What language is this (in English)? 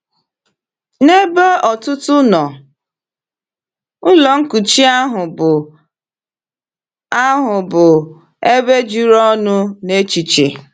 Igbo